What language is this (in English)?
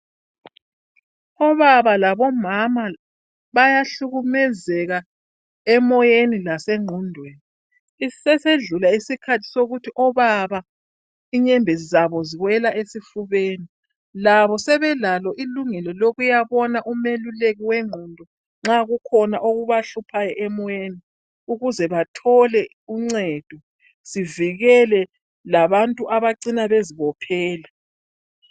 North Ndebele